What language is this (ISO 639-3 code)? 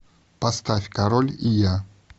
rus